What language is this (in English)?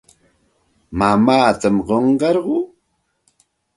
Santa Ana de Tusi Pasco Quechua